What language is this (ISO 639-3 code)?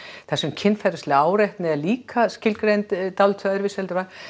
isl